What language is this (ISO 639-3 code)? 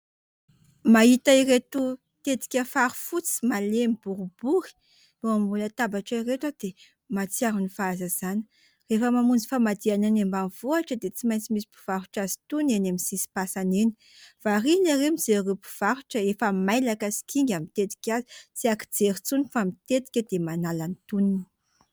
mlg